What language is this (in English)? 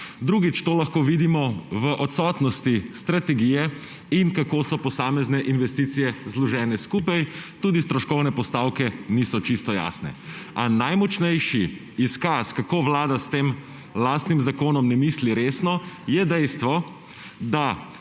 Slovenian